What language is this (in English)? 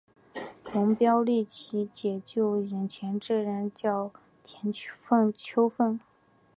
Chinese